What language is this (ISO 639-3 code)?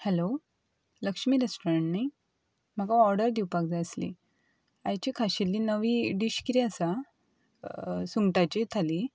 kok